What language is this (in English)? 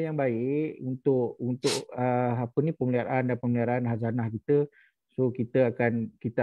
Malay